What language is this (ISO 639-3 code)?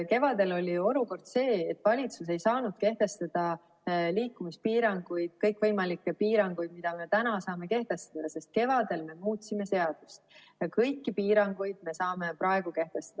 est